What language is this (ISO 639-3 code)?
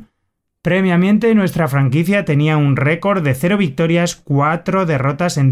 spa